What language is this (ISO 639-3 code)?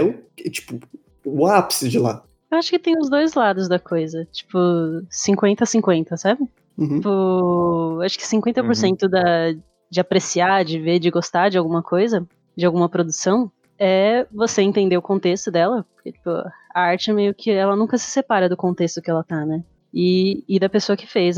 por